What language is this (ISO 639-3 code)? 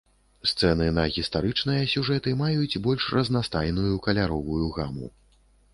bel